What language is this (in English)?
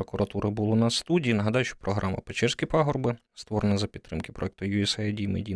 Ukrainian